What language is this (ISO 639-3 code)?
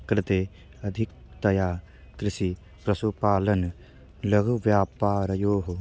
san